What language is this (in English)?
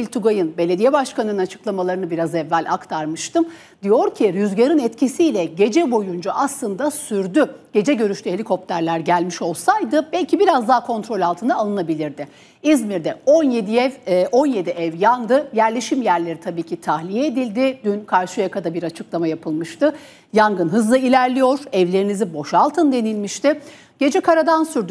Turkish